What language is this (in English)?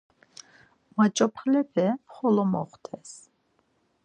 Laz